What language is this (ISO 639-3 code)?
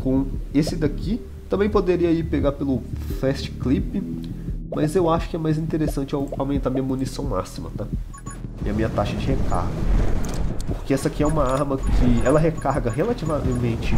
por